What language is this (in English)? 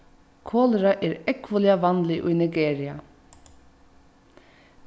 Faroese